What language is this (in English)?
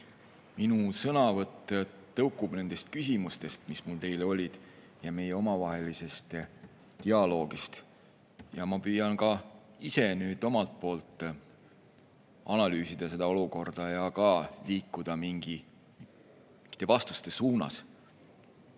Estonian